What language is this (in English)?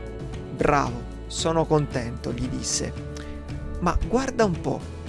Italian